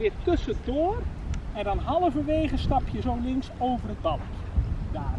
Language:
Dutch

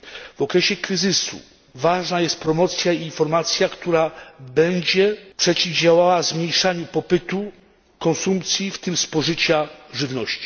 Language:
Polish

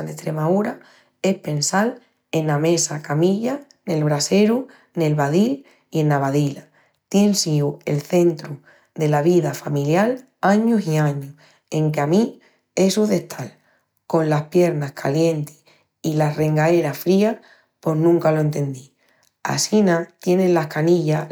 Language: Extremaduran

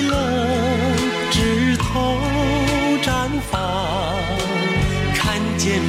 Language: Chinese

